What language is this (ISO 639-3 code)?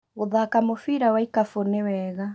kik